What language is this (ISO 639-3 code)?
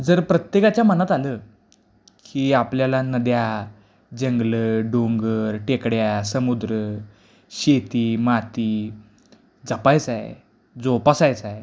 mar